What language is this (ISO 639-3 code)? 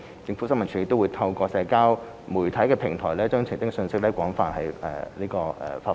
yue